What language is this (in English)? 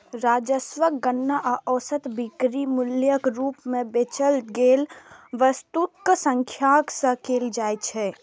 Maithili